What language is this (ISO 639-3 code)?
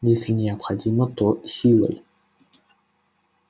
rus